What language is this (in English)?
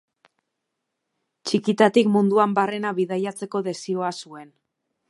Basque